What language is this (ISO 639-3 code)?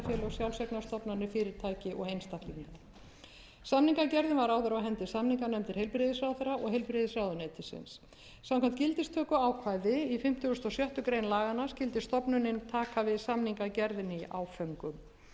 isl